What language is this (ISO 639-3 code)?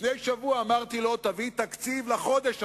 heb